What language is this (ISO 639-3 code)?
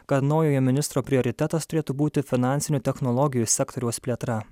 lit